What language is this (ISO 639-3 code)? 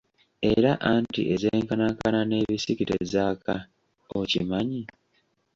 lug